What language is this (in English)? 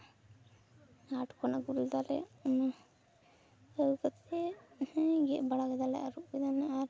Santali